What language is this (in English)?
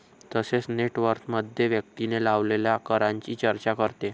Marathi